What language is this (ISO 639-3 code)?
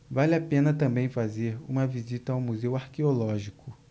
por